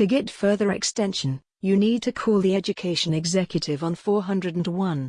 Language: English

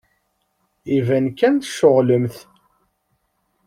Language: Kabyle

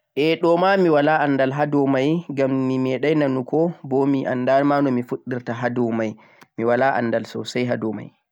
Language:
Central-Eastern Niger Fulfulde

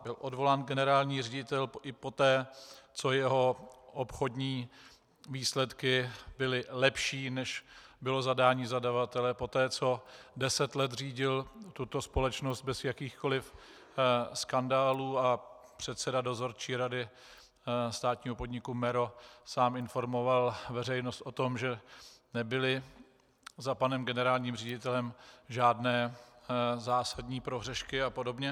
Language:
Czech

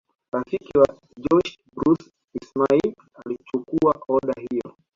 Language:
Swahili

